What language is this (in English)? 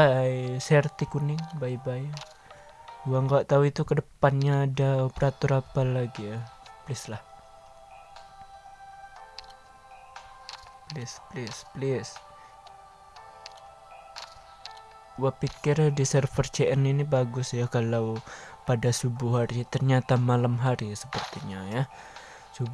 Indonesian